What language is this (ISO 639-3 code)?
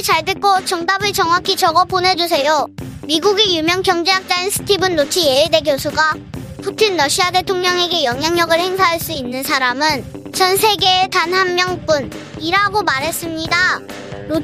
kor